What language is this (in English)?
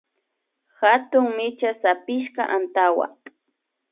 Imbabura Highland Quichua